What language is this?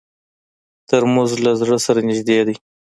Pashto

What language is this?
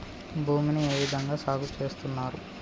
Telugu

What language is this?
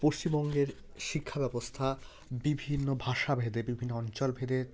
Bangla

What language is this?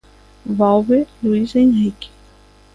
Galician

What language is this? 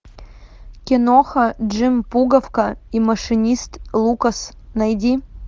Russian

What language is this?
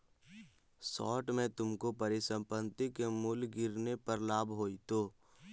Magahi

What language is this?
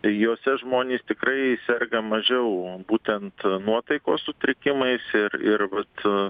Lithuanian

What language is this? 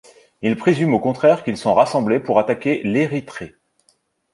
French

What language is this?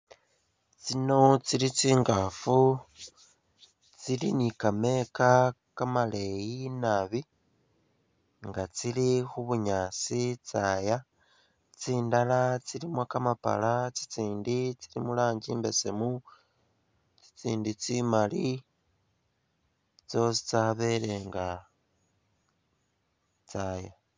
Masaaba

